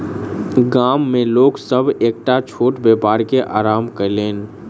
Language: Maithili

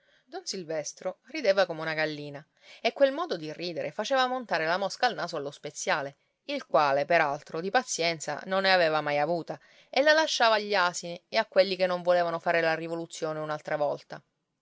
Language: Italian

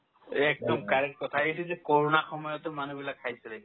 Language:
Assamese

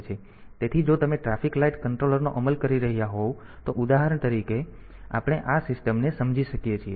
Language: Gujarati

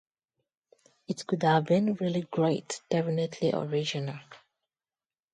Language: English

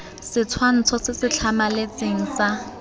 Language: Tswana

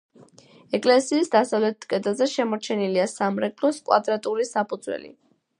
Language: Georgian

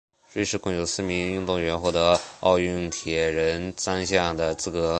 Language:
Chinese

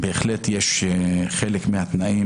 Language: Hebrew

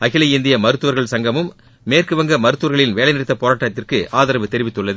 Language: Tamil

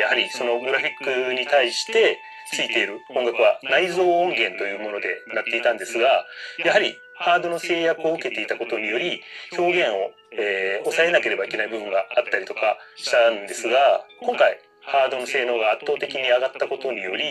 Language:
Japanese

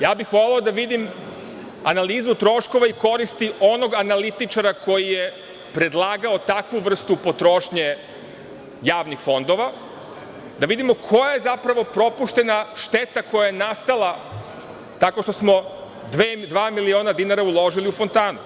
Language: Serbian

